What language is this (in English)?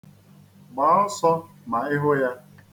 Igbo